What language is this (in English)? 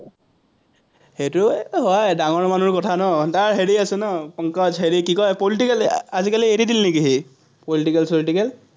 Assamese